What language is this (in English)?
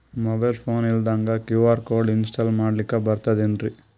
Kannada